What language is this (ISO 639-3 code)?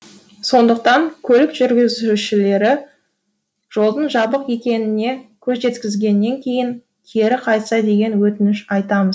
kaz